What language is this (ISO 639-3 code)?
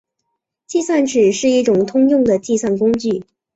zho